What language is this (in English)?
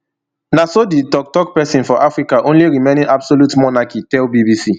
Nigerian Pidgin